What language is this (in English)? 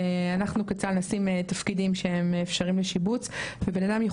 Hebrew